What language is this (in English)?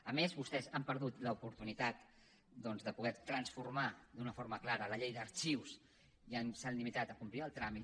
Catalan